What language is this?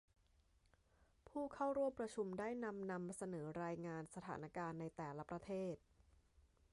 Thai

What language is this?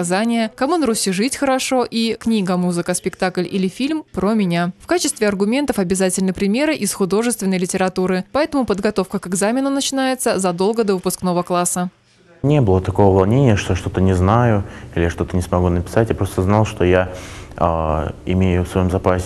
Russian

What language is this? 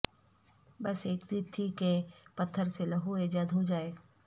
Urdu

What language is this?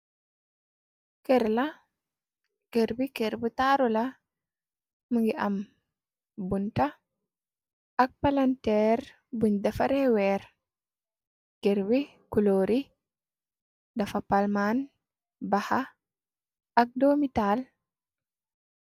Wolof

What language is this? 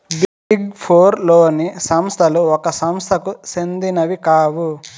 Telugu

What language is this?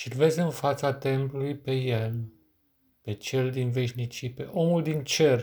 Romanian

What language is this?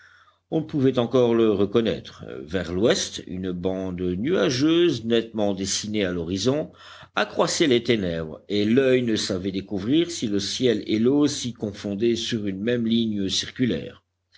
French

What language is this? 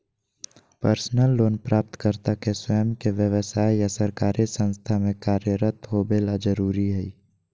Magahi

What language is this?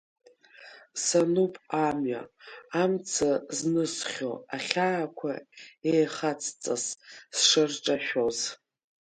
Abkhazian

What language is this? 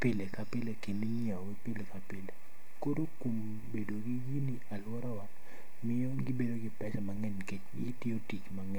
Luo (Kenya and Tanzania)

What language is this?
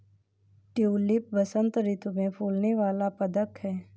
Hindi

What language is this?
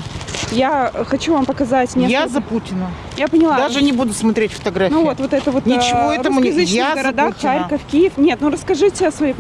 Russian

